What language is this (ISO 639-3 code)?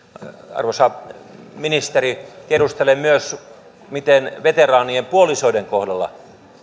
fin